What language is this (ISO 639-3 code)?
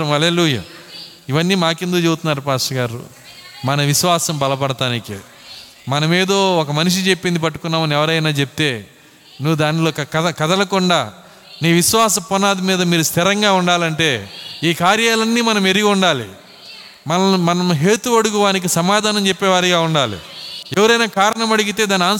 tel